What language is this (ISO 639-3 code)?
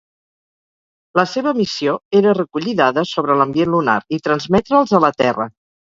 cat